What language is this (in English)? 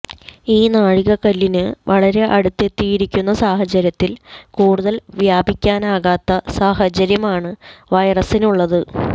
Malayalam